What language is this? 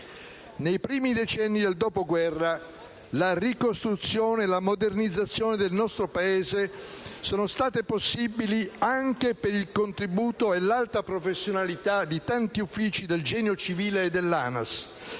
Italian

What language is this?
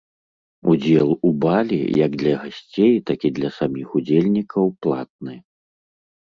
Belarusian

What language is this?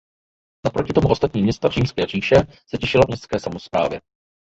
Czech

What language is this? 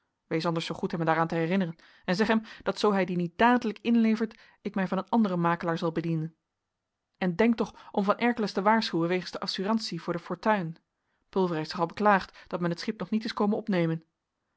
Dutch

